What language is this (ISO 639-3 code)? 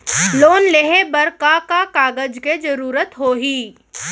hne